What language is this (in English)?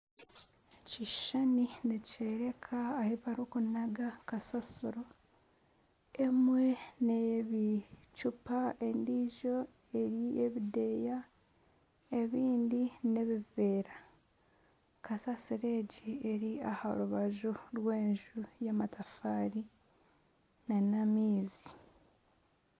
Nyankole